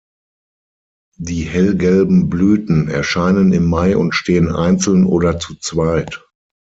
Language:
German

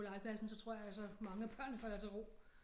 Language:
Danish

